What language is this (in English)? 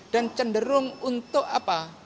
Indonesian